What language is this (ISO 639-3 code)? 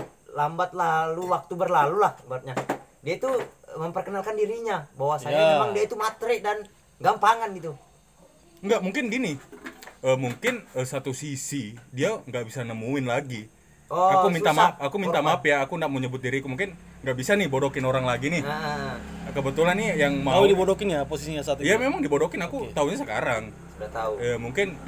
ind